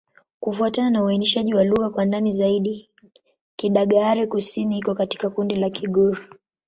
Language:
Swahili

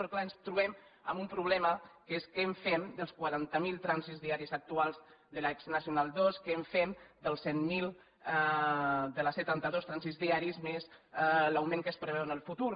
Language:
Catalan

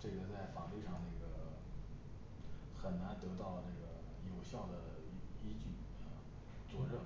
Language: Chinese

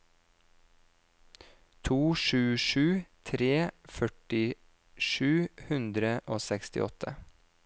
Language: Norwegian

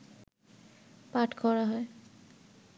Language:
Bangla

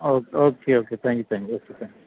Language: Malayalam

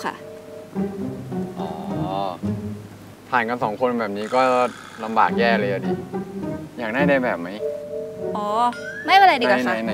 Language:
Thai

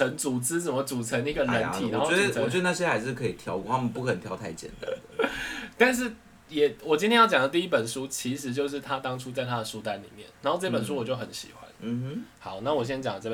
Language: Chinese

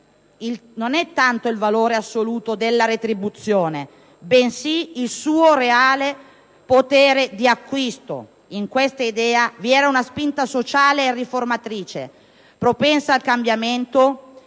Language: Italian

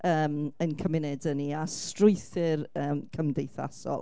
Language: Welsh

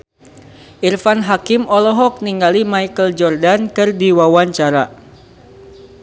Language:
Sundanese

